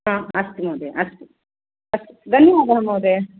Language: Sanskrit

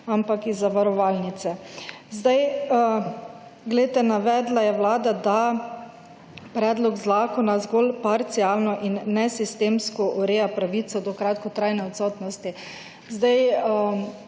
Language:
Slovenian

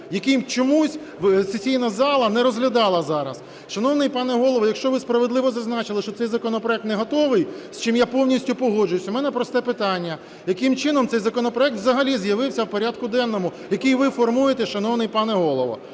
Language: Ukrainian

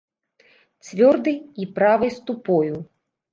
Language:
Belarusian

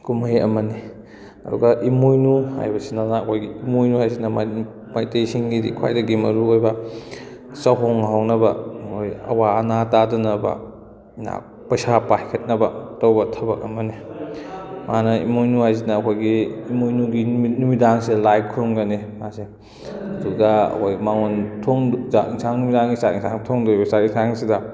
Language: Manipuri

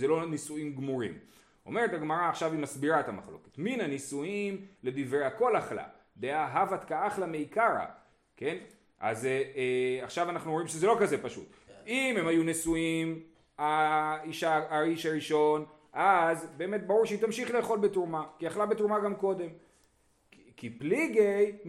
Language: Hebrew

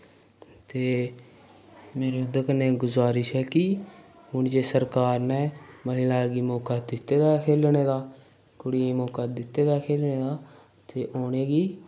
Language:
Dogri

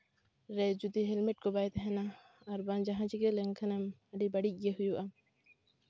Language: Santali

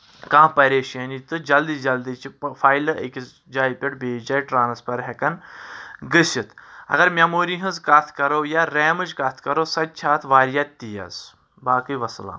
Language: Kashmiri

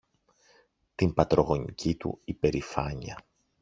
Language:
Greek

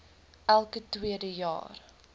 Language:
Afrikaans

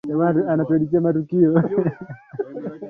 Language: Swahili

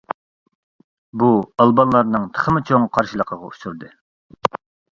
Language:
Uyghur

